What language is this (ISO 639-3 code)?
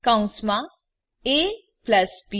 guj